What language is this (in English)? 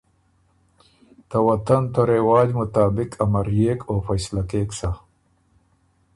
Ormuri